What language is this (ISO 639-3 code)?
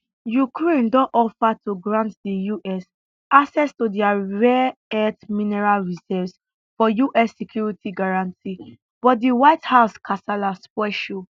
pcm